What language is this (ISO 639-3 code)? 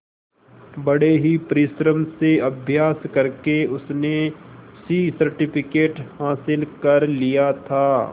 hin